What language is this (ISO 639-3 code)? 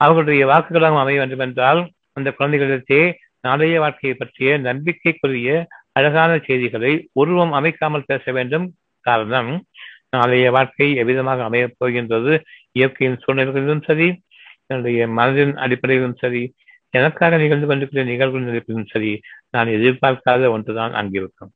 tam